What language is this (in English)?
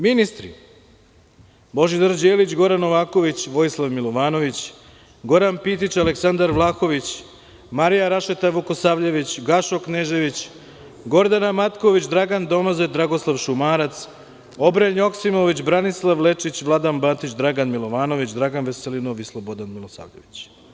Serbian